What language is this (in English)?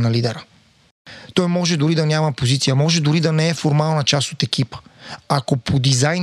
Bulgarian